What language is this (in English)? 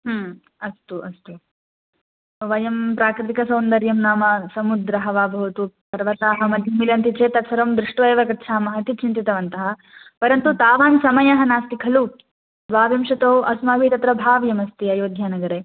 Sanskrit